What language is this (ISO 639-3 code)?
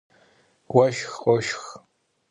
kbd